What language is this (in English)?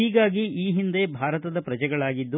Kannada